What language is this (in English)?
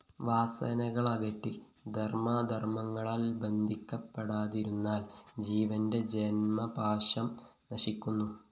Malayalam